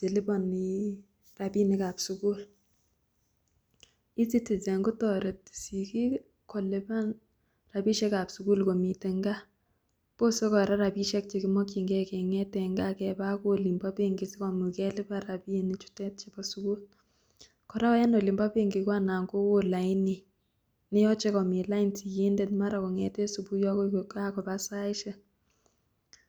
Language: Kalenjin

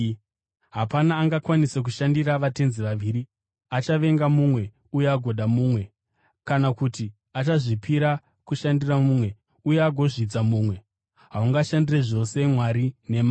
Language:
Shona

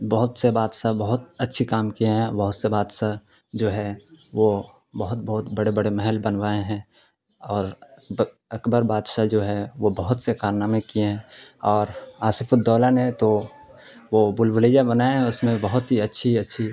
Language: Urdu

